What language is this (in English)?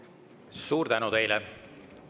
Estonian